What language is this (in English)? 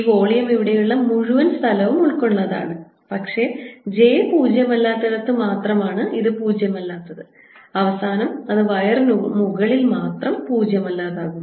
Malayalam